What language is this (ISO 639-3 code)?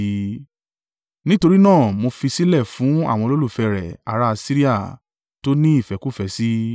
yor